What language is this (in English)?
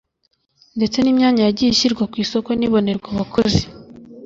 Kinyarwanda